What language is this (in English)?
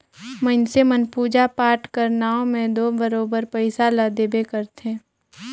Chhattisgarhi